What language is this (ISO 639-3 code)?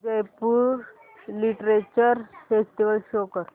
mar